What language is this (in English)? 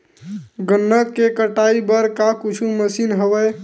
Chhattisgarhi